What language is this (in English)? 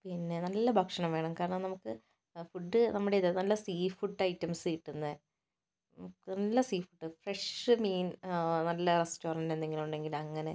Malayalam